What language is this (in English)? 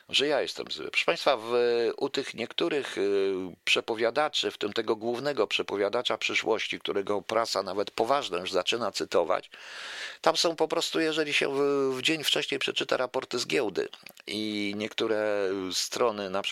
Polish